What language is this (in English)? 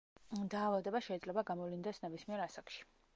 Georgian